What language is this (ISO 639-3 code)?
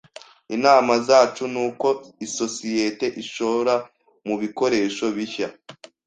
kin